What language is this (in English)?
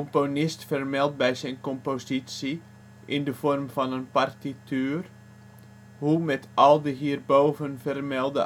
Dutch